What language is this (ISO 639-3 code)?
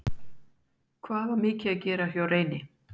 isl